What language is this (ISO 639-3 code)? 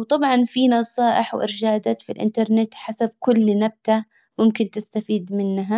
acw